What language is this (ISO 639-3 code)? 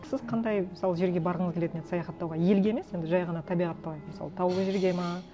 kaz